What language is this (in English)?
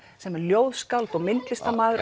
Icelandic